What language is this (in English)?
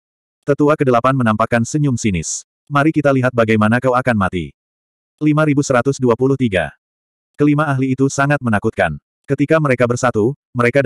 Indonesian